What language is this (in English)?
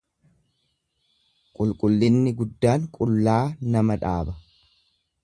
Oromo